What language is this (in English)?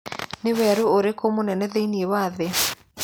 Kikuyu